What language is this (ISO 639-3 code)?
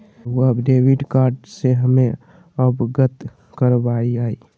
mag